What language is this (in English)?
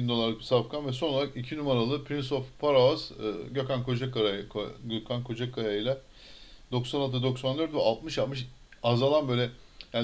Turkish